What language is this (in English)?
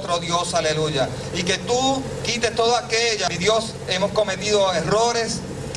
Spanish